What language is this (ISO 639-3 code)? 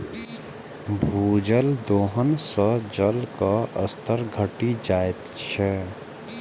mai